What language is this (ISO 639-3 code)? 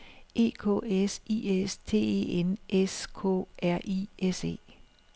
dan